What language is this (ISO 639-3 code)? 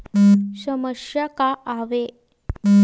hne